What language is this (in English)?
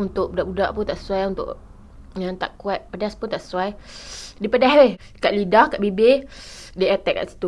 Malay